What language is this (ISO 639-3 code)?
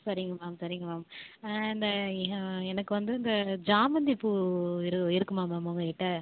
tam